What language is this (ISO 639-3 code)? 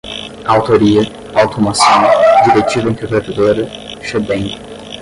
por